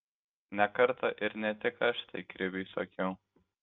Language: Lithuanian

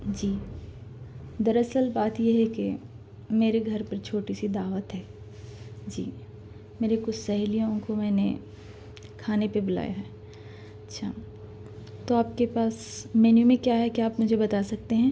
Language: Urdu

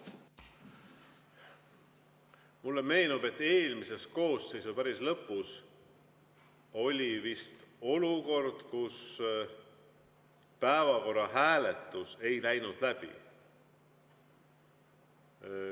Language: Estonian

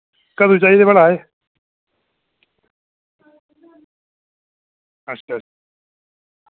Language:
Dogri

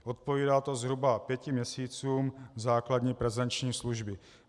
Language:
Czech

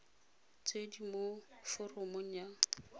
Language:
Tswana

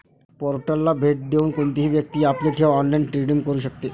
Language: Marathi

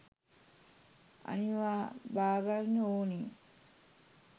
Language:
Sinhala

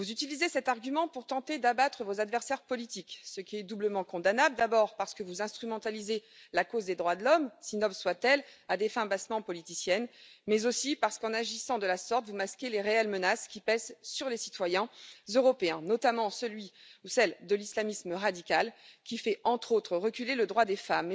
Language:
French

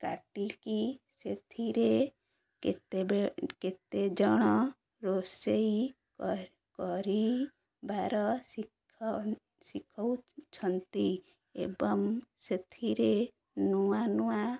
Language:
Odia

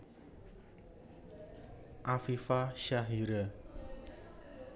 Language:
Javanese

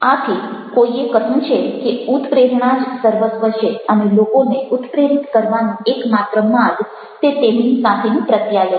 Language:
Gujarati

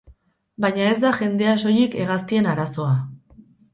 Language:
Basque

